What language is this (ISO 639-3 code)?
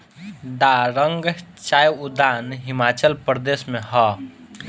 bho